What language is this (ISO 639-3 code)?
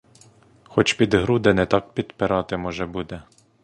ukr